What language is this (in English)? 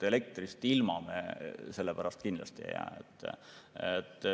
Estonian